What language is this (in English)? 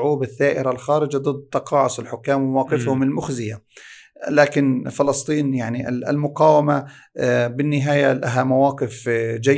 Arabic